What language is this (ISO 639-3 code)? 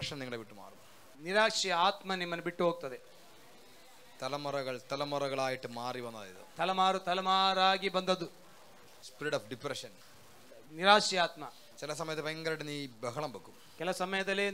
mal